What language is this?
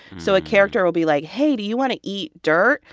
English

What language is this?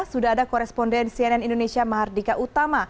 Indonesian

